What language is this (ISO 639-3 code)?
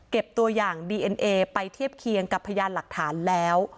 tha